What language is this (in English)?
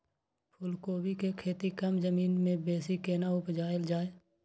Maithili